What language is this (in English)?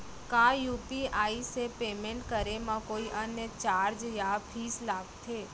Chhattisgarhi